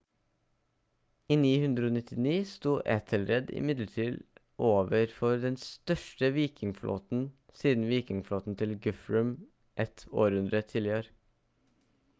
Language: Norwegian Bokmål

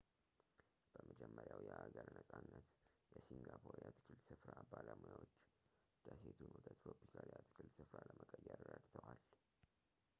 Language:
Amharic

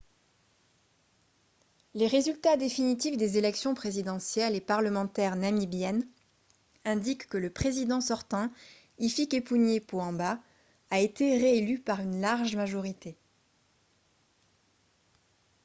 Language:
French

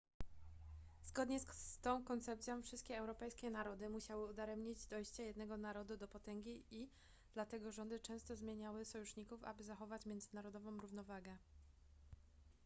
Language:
Polish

